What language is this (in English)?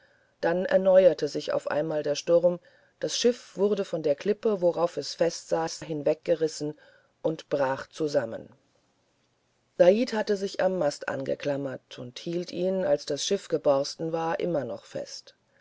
German